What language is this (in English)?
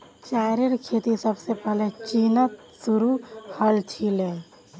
Magahi